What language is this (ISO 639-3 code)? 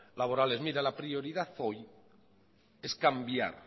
spa